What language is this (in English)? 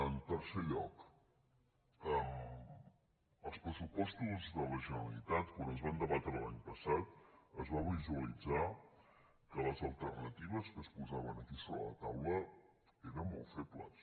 Catalan